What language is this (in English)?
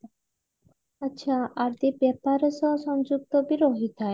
Odia